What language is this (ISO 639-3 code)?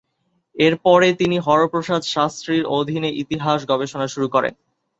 ben